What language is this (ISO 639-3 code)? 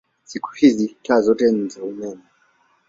swa